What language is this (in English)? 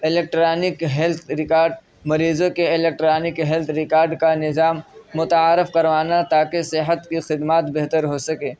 Urdu